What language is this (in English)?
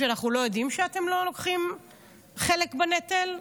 Hebrew